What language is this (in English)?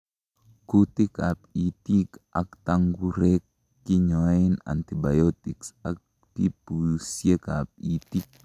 Kalenjin